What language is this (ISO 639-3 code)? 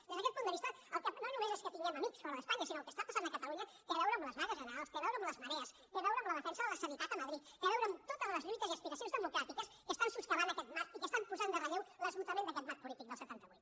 cat